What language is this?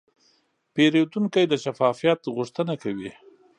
Pashto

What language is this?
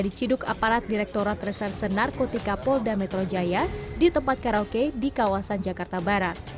Indonesian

